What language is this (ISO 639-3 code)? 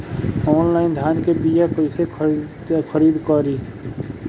bho